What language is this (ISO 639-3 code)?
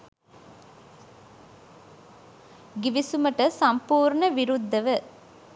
sin